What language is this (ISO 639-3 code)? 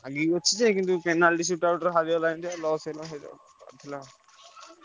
ori